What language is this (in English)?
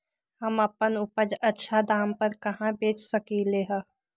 Magahi